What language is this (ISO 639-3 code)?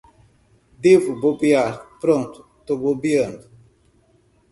por